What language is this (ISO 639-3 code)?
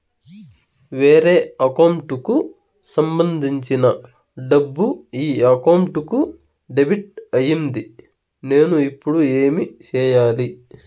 tel